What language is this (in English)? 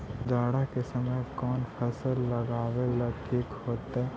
Magahi